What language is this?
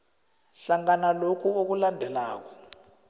South Ndebele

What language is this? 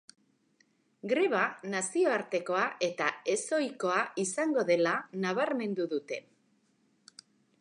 Basque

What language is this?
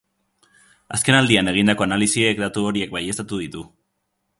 Basque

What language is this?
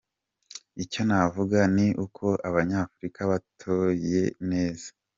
Kinyarwanda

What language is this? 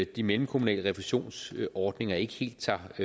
Danish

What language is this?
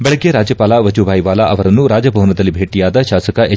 Kannada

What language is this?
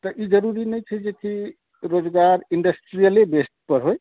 Maithili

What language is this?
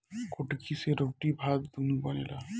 Bhojpuri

